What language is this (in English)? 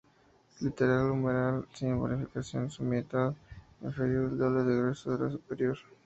Spanish